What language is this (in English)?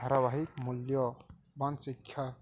Odia